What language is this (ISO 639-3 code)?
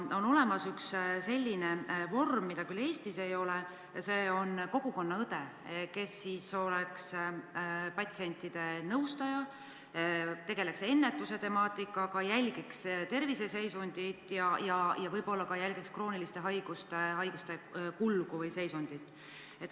est